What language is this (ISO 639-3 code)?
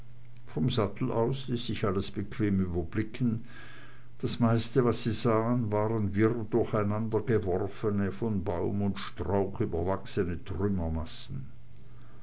deu